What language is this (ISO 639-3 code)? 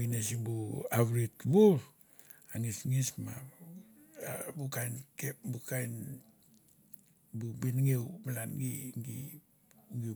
tbf